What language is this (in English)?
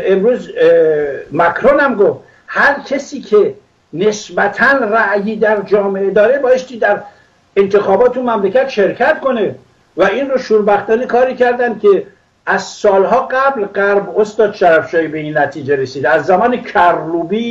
Persian